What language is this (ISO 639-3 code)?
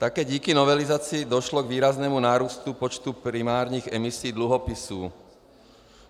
ces